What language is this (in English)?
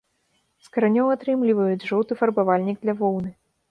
Belarusian